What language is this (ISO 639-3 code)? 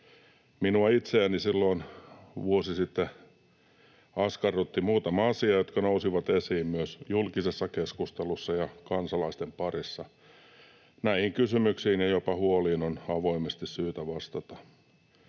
fin